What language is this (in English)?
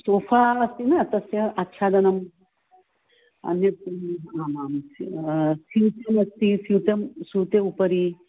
Sanskrit